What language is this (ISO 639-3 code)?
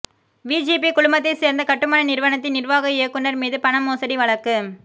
tam